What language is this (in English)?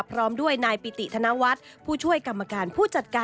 Thai